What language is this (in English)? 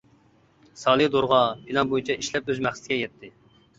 Uyghur